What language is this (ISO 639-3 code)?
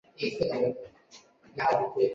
zho